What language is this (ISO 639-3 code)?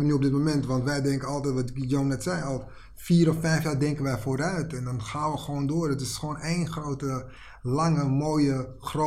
nld